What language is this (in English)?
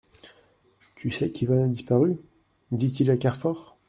French